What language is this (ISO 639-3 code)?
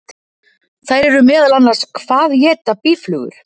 isl